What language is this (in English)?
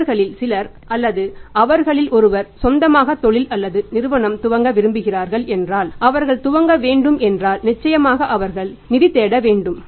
Tamil